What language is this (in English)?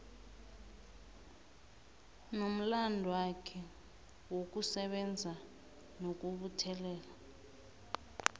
South Ndebele